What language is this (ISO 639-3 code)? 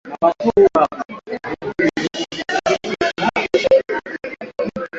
swa